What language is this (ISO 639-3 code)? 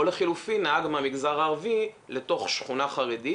heb